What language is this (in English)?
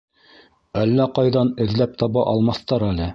Bashkir